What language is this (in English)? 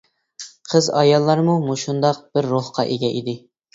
Uyghur